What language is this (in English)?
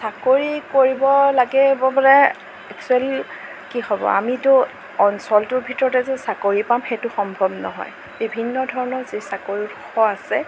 Assamese